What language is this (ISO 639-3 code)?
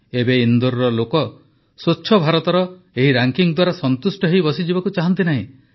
ori